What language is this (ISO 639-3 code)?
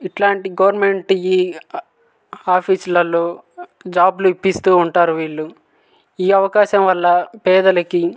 tel